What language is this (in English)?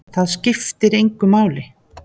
Icelandic